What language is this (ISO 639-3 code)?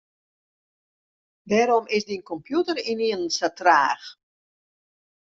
fry